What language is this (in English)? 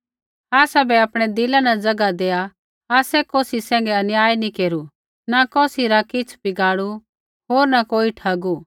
Kullu Pahari